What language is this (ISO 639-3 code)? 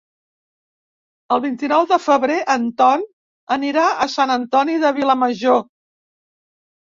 cat